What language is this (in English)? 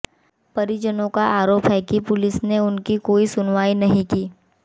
Hindi